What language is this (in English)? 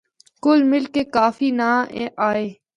Northern Hindko